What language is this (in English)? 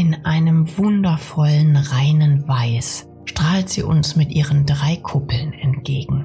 German